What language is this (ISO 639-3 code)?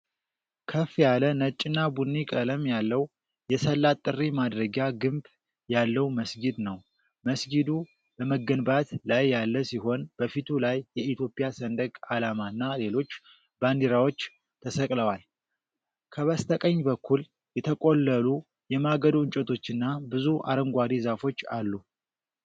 amh